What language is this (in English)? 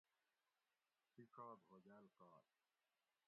Gawri